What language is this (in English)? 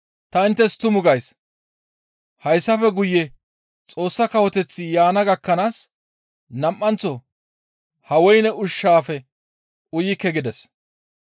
Gamo